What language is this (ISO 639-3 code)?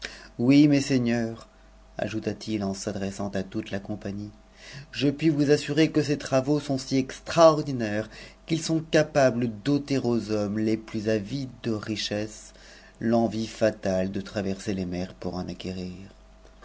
fra